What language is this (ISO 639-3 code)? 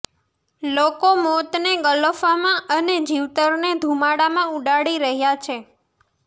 guj